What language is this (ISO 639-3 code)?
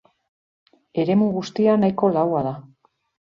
eus